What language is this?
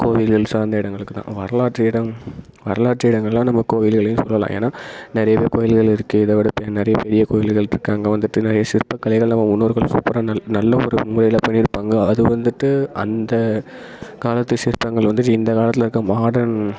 Tamil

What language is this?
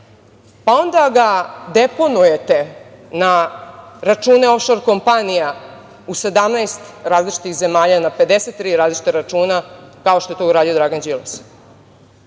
Serbian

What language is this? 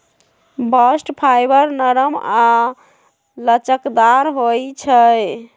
Magahi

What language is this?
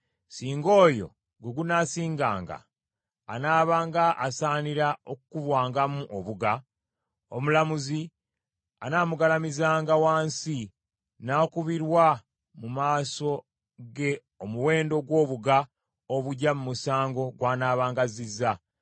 Ganda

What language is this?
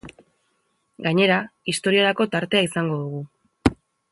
Basque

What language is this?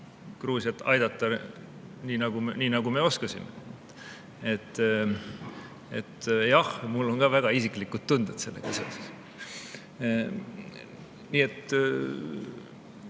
Estonian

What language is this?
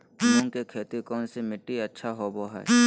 Magahi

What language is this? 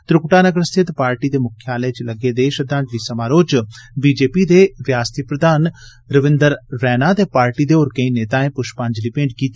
Dogri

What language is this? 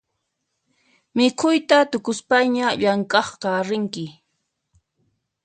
Puno Quechua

